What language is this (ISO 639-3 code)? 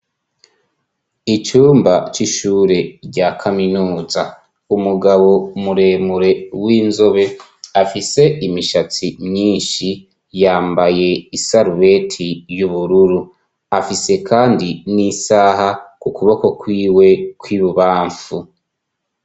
run